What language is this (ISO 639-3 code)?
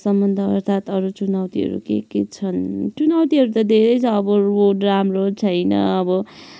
nep